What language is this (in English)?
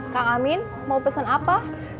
Indonesian